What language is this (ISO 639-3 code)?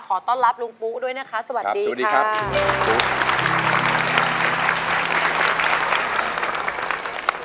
tha